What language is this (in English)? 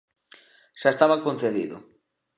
Galician